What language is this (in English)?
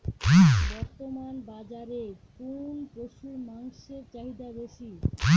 Bangla